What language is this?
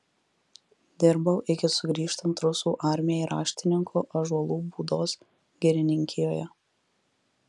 Lithuanian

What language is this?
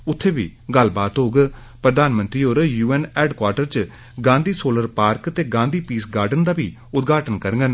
Dogri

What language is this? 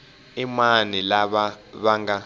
Tsonga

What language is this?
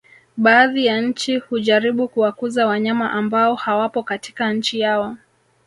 Swahili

